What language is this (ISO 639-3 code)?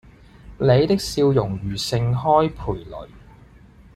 yue